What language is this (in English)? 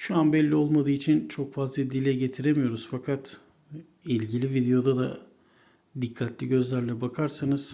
Turkish